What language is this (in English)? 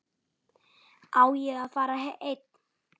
Icelandic